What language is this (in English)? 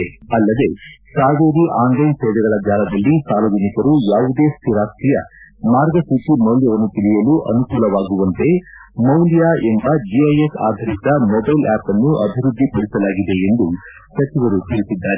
Kannada